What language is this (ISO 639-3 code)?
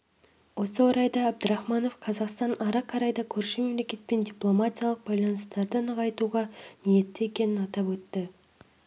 kaz